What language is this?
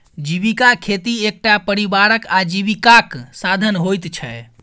Maithili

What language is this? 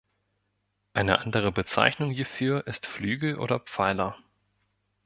German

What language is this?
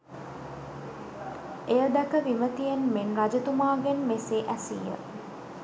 Sinhala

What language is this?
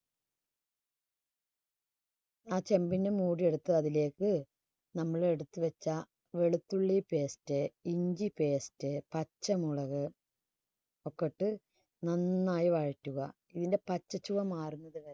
Malayalam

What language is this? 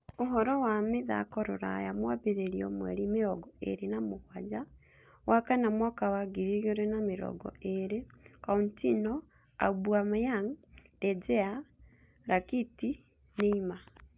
Kikuyu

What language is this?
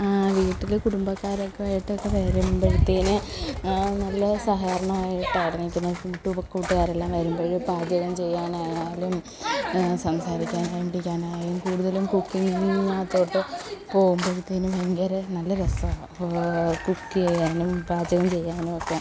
Malayalam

